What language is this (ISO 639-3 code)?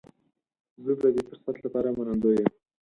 pus